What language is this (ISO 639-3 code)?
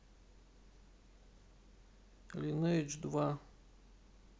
rus